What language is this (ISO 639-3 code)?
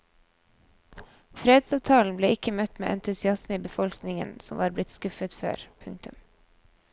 nor